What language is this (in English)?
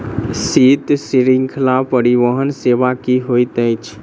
Maithili